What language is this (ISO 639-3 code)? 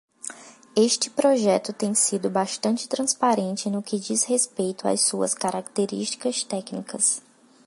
por